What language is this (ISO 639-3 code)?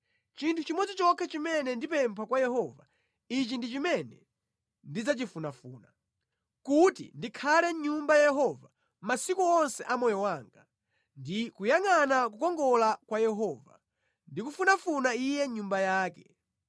nya